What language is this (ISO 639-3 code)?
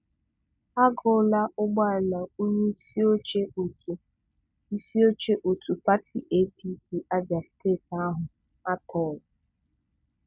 ibo